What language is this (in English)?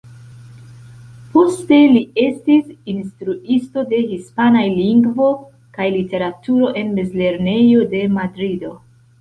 Esperanto